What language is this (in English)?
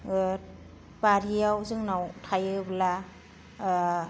Bodo